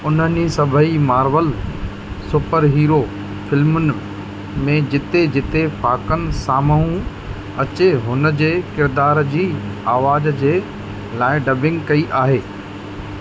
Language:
Sindhi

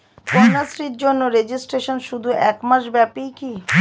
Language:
Bangla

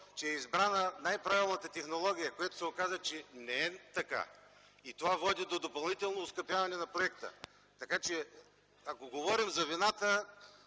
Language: Bulgarian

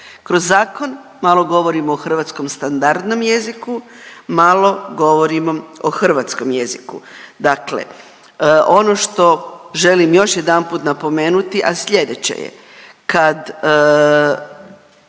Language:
Croatian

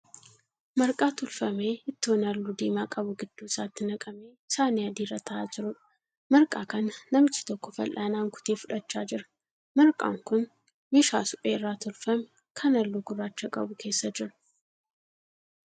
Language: Oromo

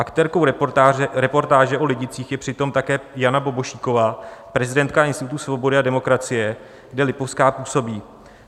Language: Czech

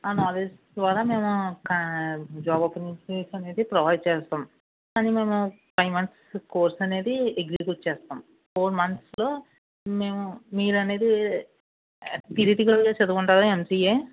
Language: Telugu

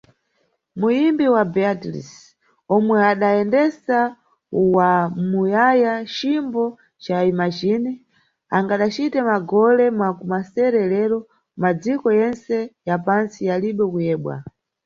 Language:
Nyungwe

